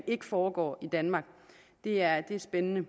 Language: Danish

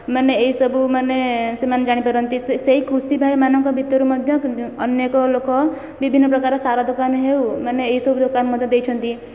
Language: Odia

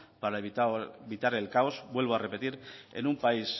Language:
Spanish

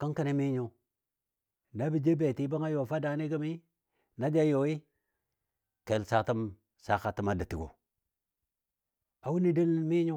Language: Dadiya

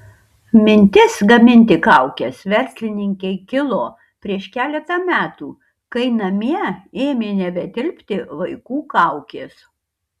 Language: Lithuanian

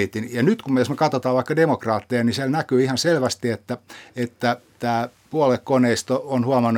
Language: Finnish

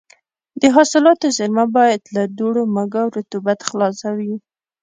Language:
Pashto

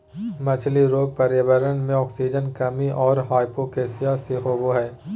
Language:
Magahi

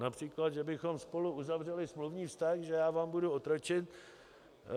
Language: Czech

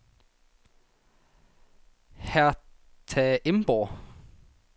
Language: Danish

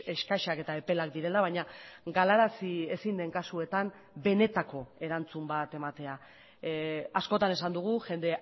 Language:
Basque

